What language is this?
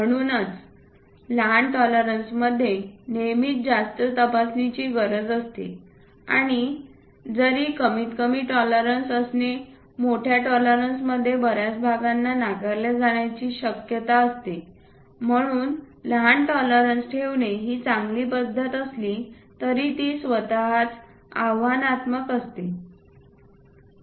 Marathi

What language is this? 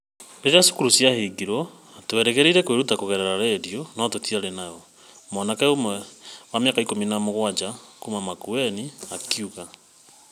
Kikuyu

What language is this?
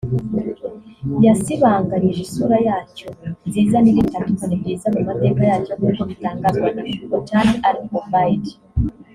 Kinyarwanda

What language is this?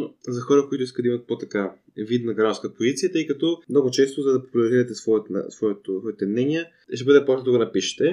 Bulgarian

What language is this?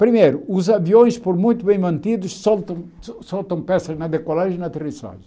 Portuguese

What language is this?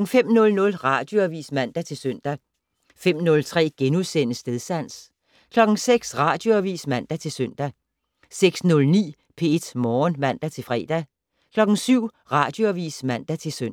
Danish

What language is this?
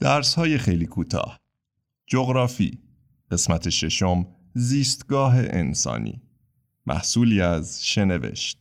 Persian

